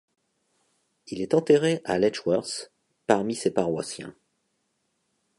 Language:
French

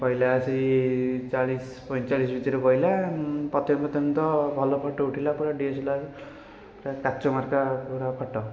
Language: Odia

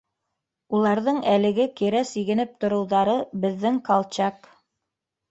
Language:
Bashkir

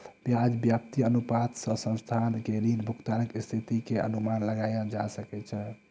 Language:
Maithili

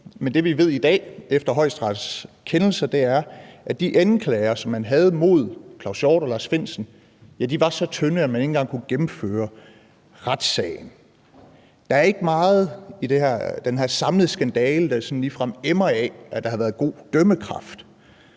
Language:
Danish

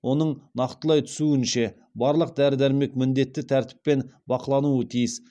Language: Kazakh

